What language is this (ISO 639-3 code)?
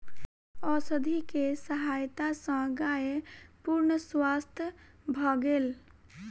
mai